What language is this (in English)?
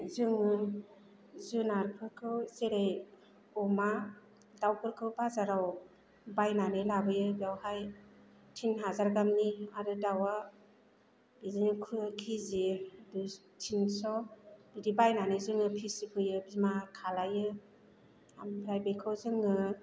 Bodo